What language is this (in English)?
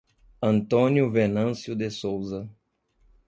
Portuguese